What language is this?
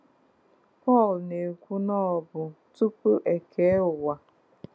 Igbo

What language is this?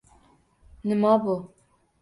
Uzbek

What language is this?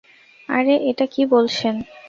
Bangla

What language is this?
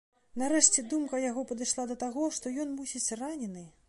Belarusian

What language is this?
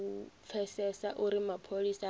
Venda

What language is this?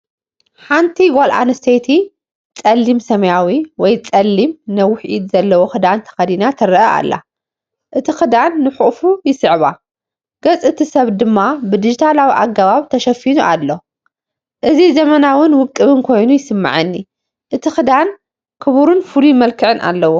Tigrinya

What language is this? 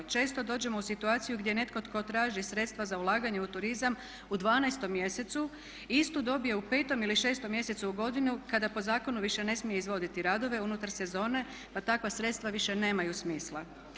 Croatian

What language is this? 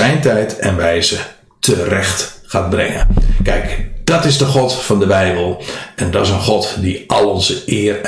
Dutch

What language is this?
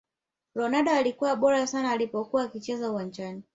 Swahili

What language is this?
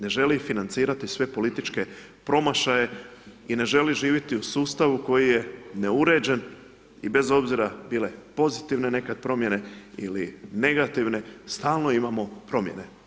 Croatian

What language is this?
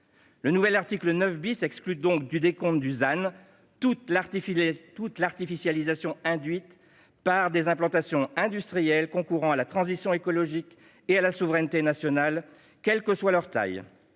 French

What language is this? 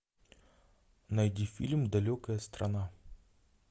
Russian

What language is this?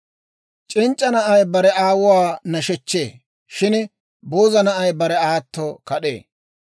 Dawro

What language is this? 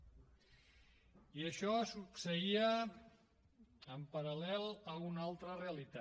Catalan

